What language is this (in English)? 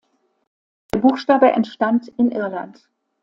German